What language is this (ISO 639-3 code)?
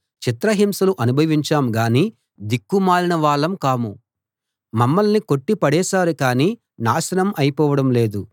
tel